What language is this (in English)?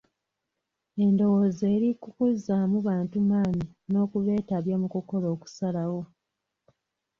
Ganda